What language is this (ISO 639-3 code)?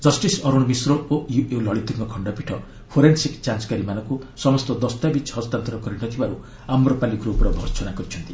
ori